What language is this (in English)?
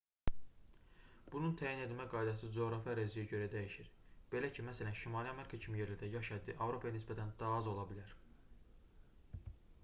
Azerbaijani